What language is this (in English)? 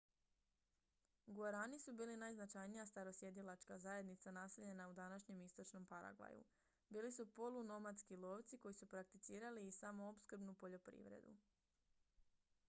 Croatian